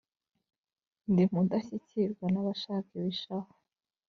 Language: Kinyarwanda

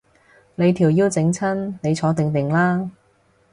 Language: Cantonese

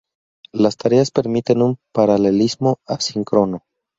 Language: Spanish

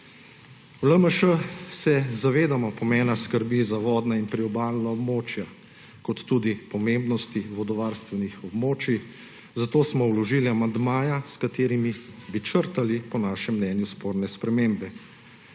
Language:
Slovenian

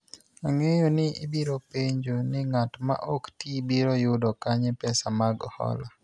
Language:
Luo (Kenya and Tanzania)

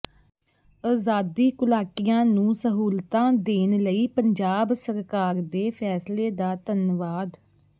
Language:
Punjabi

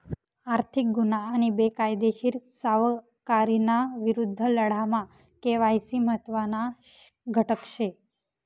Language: Marathi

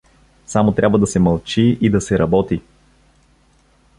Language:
Bulgarian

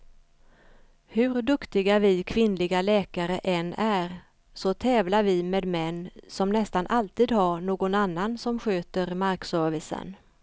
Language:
Swedish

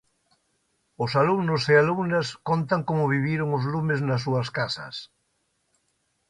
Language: Galician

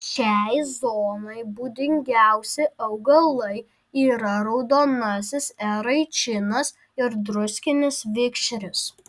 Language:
Lithuanian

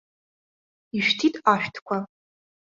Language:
Abkhazian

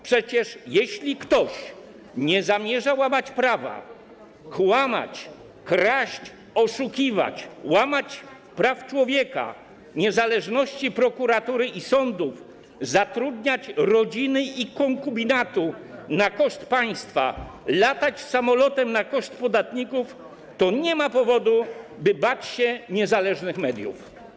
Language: Polish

